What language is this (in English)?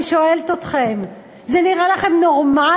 Hebrew